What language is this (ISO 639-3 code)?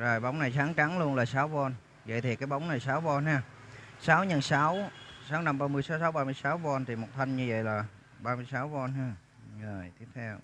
vie